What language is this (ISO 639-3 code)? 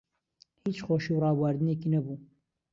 ckb